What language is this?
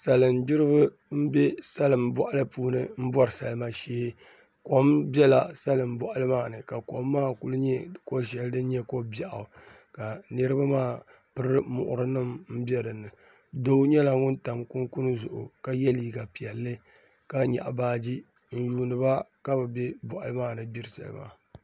Dagbani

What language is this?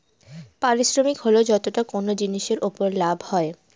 Bangla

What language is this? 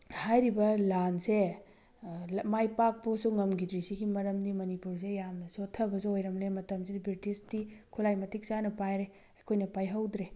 Manipuri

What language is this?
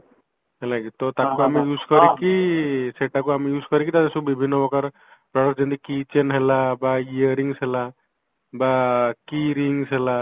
Odia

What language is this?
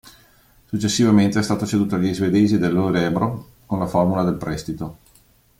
Italian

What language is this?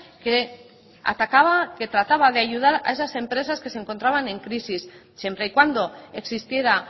Spanish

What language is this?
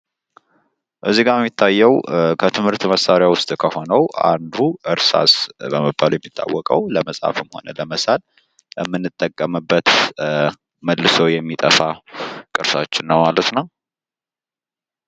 Amharic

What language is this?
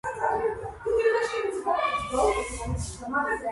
Georgian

